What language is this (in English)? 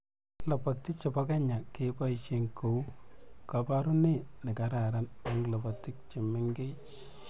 Kalenjin